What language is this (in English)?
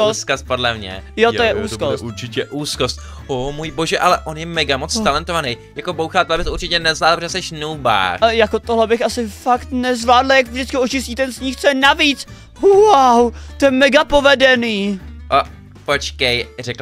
Czech